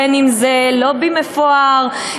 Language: Hebrew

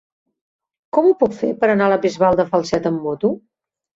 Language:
Catalan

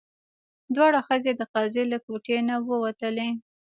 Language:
Pashto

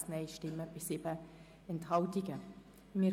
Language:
Swiss German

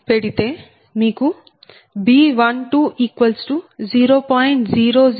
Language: Telugu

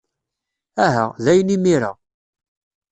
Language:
Kabyle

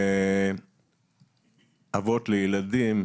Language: Hebrew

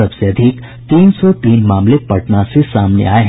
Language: Hindi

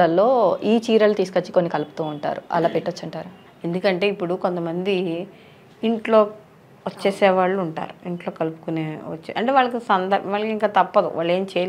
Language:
Telugu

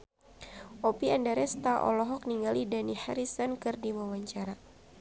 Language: Sundanese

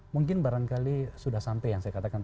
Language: Indonesian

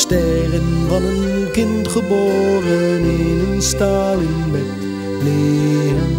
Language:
Dutch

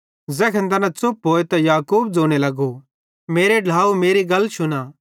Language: Bhadrawahi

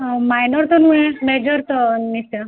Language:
Odia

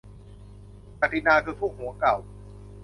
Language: Thai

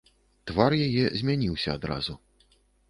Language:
Belarusian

